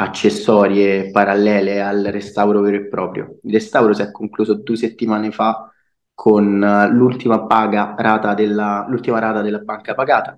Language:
Italian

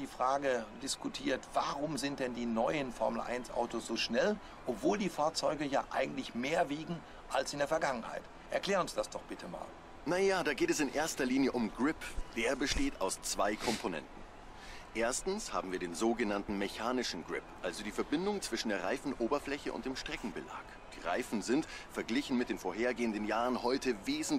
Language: German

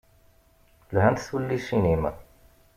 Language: Kabyle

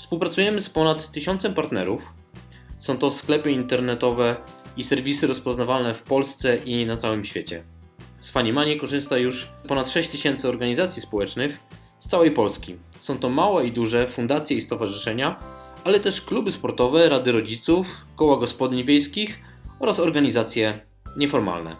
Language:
Polish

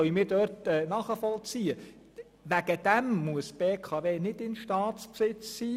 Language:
Swiss German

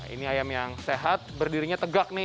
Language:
Indonesian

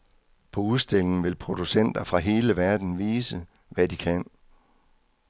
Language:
Danish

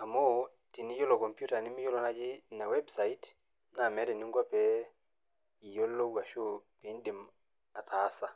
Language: Masai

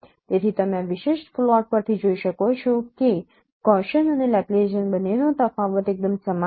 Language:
Gujarati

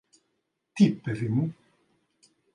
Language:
Greek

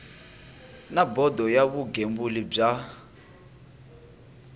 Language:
Tsonga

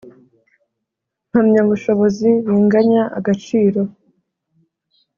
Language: Kinyarwanda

